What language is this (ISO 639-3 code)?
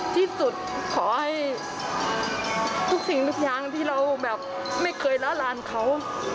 tha